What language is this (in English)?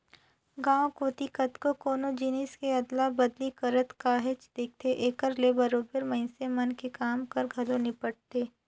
Chhattisgarhi